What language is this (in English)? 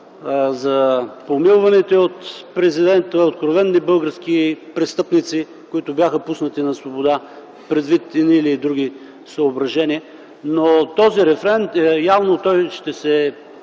Bulgarian